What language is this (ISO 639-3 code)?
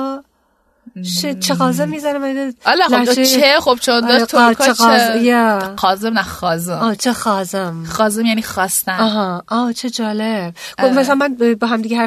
fas